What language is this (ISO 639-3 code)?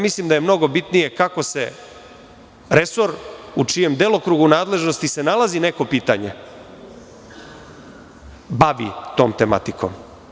srp